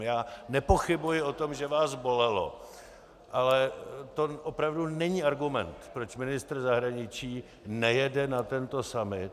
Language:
Czech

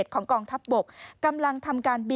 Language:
Thai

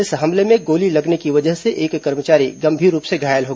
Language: Hindi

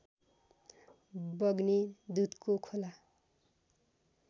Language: Nepali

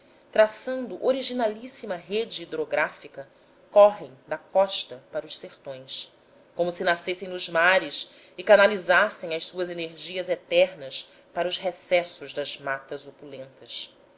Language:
Portuguese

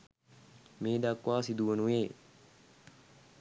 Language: Sinhala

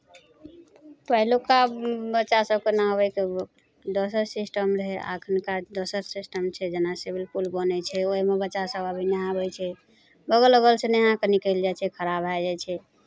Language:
Maithili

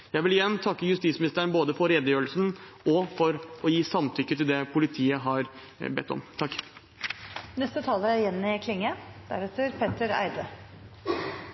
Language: Norwegian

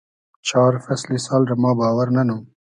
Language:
Hazaragi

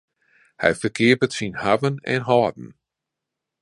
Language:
Western Frisian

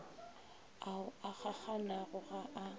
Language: Northern Sotho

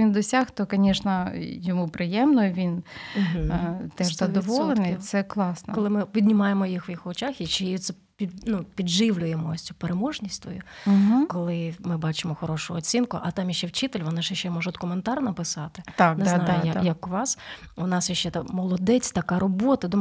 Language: Ukrainian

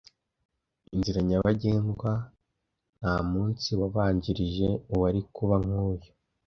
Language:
Kinyarwanda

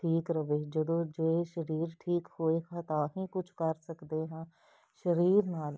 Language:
Punjabi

